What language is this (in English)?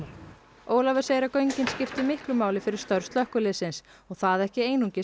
Icelandic